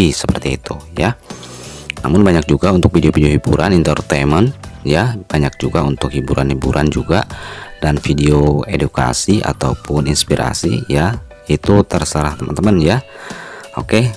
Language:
Indonesian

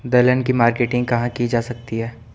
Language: Hindi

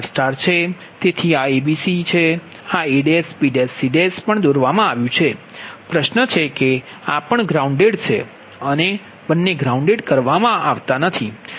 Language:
Gujarati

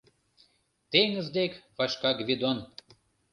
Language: Mari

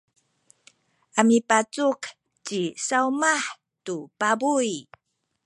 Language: Sakizaya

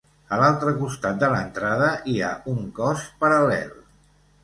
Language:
Catalan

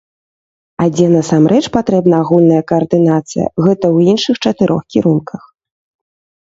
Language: Belarusian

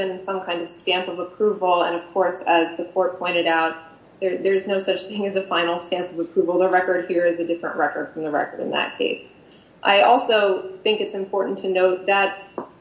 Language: English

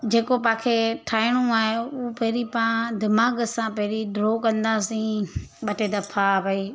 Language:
Sindhi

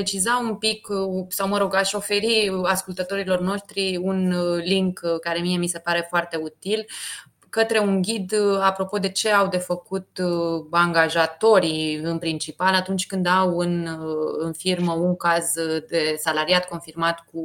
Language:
Romanian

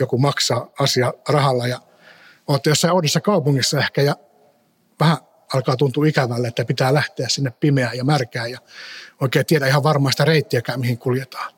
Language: Finnish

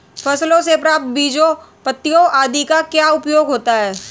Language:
Hindi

